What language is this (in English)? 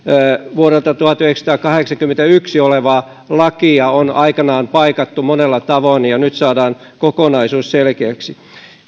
Finnish